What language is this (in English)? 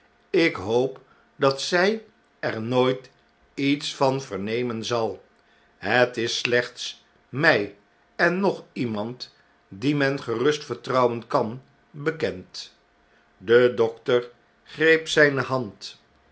Dutch